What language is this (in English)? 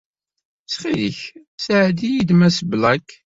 Kabyle